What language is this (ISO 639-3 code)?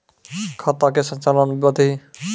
mai